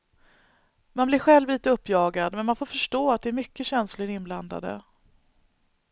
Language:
Swedish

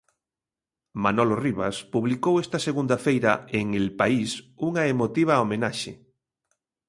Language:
Galician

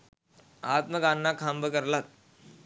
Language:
Sinhala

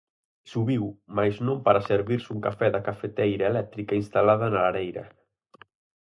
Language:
Galician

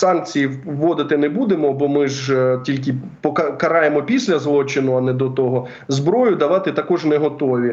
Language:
Ukrainian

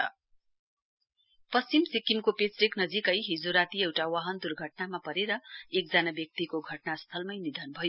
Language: Nepali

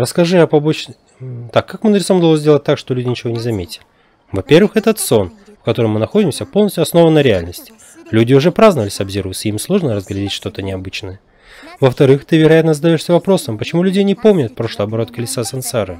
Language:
Russian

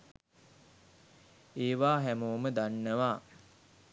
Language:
Sinhala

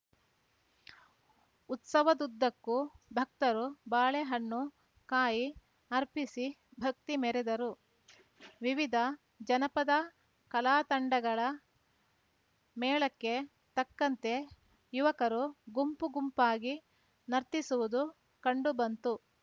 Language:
Kannada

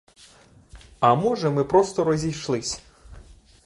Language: Ukrainian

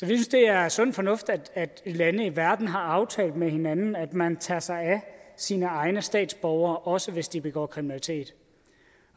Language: Danish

